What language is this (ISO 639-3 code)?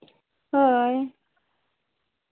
sat